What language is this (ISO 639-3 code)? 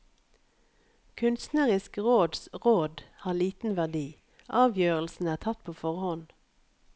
nor